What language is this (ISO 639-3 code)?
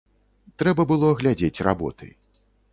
bel